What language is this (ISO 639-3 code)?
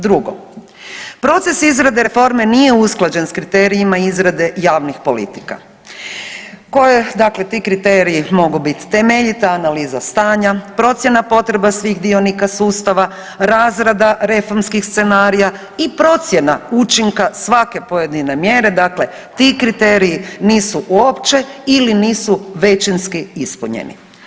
hrv